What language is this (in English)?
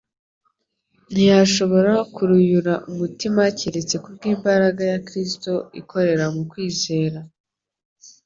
Kinyarwanda